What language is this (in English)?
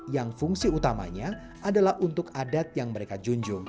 Indonesian